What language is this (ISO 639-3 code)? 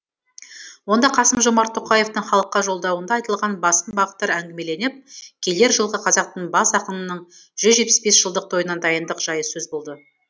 kaz